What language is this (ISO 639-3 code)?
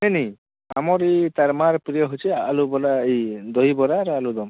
ori